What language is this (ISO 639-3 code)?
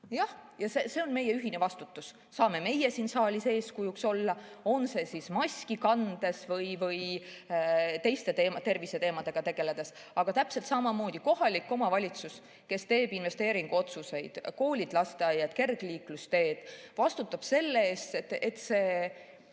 est